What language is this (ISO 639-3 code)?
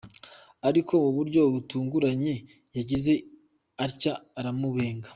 kin